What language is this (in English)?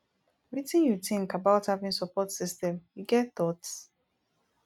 Nigerian Pidgin